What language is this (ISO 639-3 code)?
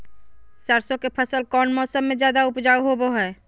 mag